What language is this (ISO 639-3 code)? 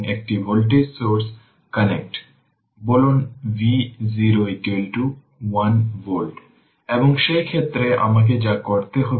ben